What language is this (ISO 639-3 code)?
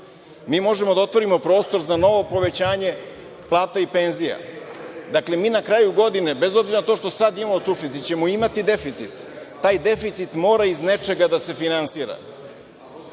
srp